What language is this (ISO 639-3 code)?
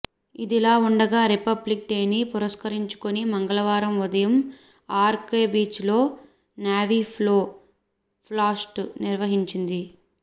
tel